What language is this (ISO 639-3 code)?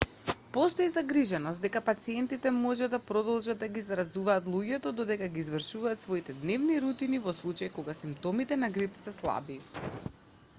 mkd